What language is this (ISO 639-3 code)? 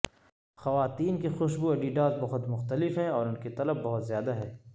urd